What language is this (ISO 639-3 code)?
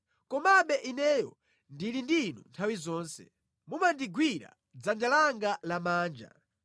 nya